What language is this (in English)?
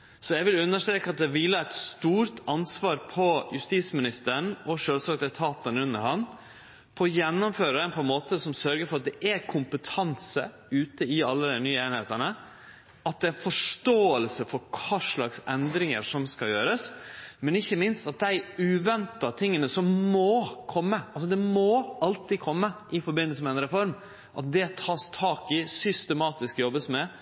Norwegian Nynorsk